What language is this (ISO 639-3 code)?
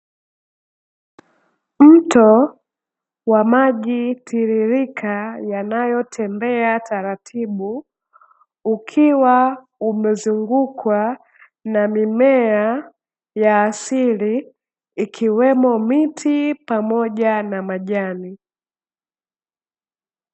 swa